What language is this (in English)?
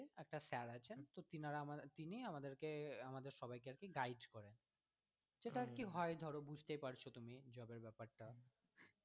Bangla